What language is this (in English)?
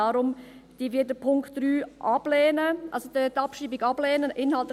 Swiss German